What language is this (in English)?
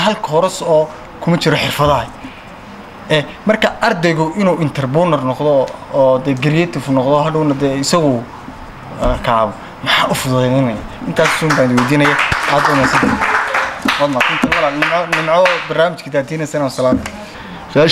Arabic